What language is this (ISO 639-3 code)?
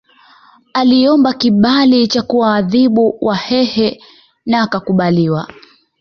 swa